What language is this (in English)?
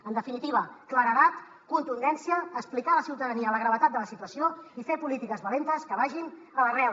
Catalan